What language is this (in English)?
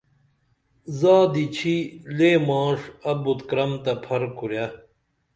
Dameli